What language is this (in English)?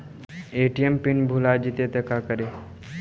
Magahi